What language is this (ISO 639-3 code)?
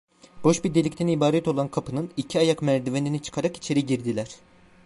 tur